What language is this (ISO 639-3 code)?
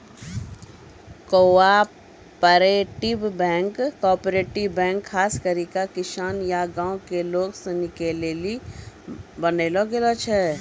mai